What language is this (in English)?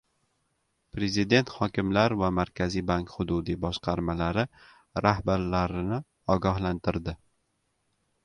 Uzbek